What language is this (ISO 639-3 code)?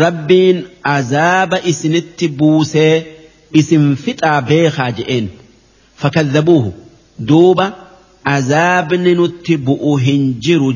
ara